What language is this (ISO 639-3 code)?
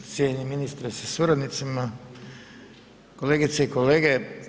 hrv